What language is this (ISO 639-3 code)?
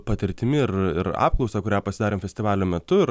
lit